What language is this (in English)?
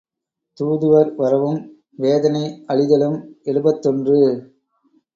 Tamil